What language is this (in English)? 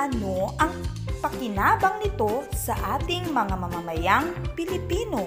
Filipino